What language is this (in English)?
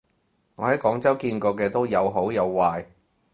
Cantonese